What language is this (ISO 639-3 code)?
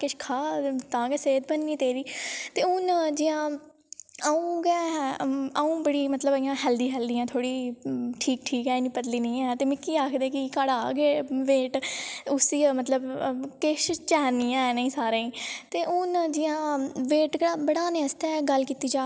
doi